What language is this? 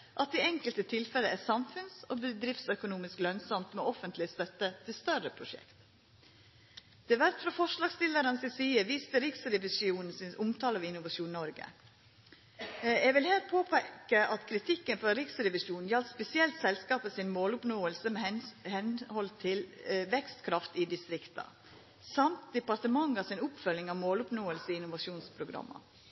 Norwegian Nynorsk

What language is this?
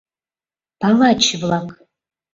Mari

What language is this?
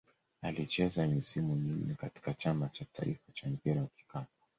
Swahili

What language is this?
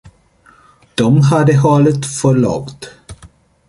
Swedish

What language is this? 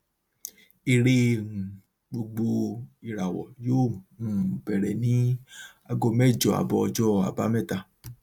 Yoruba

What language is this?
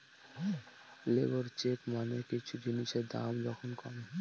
Bangla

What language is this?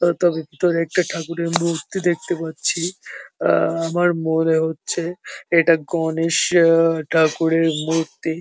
Bangla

